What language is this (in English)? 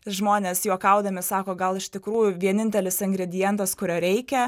Lithuanian